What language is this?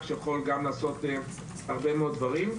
Hebrew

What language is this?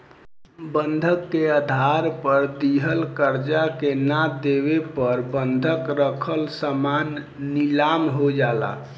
Bhojpuri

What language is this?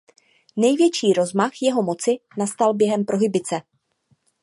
Czech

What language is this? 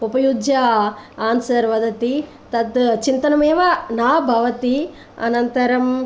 Sanskrit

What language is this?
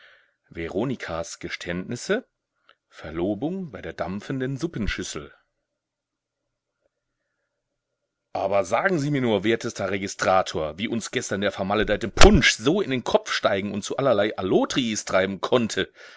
German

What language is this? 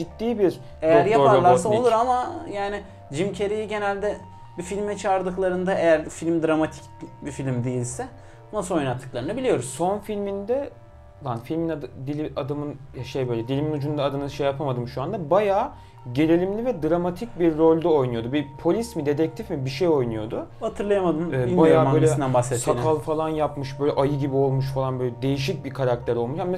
Turkish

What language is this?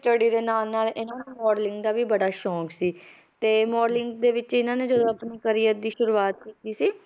Punjabi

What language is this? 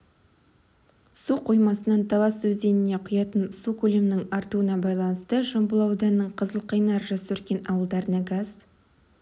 Kazakh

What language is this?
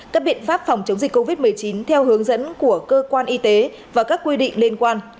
Vietnamese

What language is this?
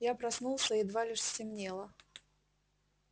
Russian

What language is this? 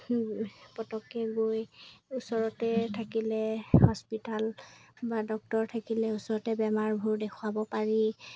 Assamese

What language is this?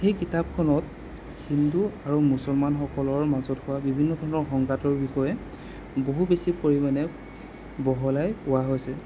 Assamese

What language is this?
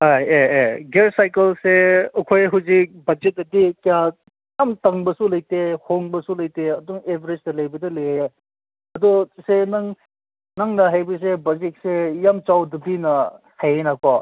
Manipuri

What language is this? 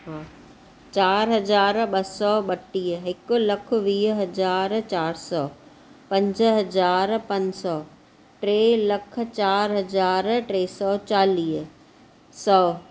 Sindhi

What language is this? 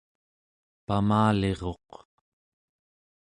Central Yupik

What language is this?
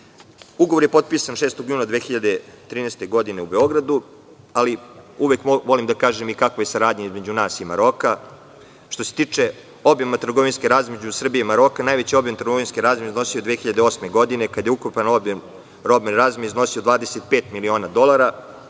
Serbian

